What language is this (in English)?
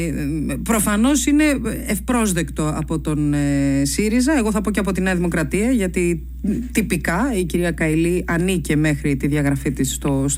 Greek